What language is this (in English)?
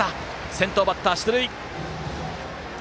Japanese